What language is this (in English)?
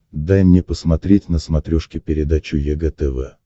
Russian